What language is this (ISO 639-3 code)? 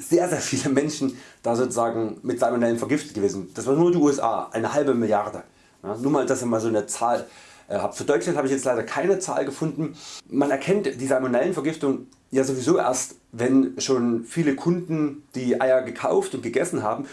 deu